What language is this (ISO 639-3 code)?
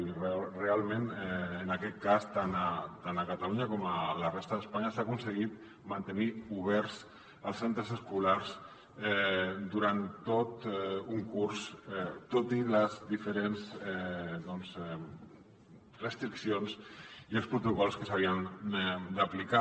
cat